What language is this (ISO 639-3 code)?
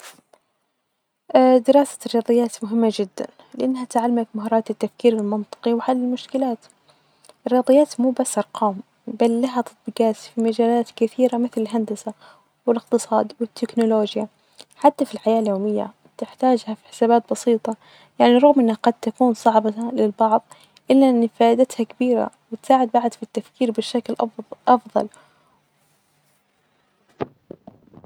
ars